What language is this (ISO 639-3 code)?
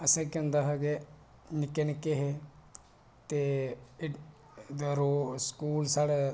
doi